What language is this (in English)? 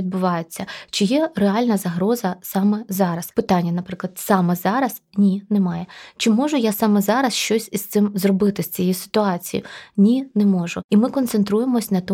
Ukrainian